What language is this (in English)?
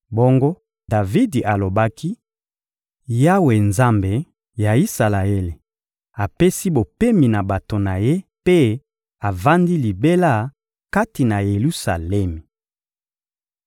Lingala